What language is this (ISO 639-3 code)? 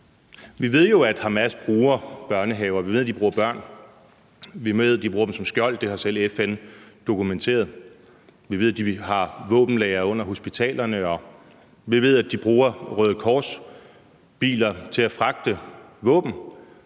dan